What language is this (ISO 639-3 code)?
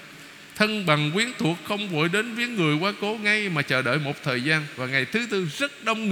vie